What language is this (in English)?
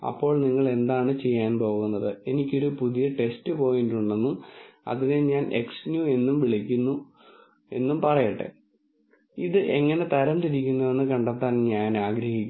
Malayalam